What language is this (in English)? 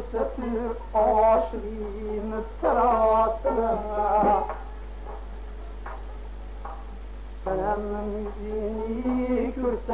Arabic